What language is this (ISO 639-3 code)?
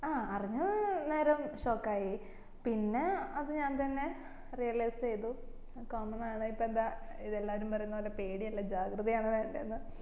mal